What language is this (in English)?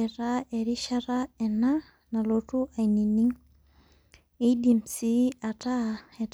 Masai